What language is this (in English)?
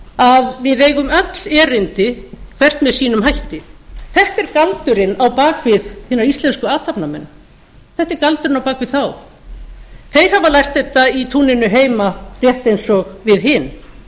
Icelandic